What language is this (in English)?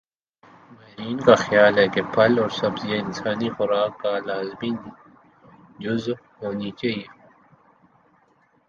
Urdu